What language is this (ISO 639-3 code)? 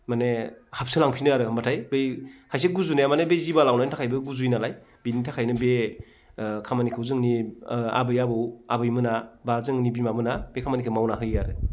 brx